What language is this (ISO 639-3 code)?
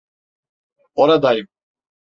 tur